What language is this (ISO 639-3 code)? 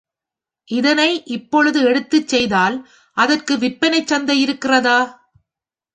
tam